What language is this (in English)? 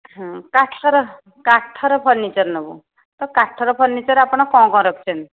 Odia